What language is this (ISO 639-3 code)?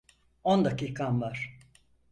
tur